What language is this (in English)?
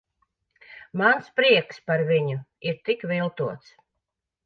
Latvian